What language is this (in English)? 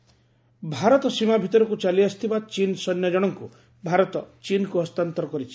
Odia